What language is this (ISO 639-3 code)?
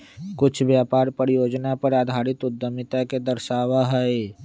mag